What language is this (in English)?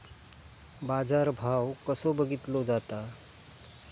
Marathi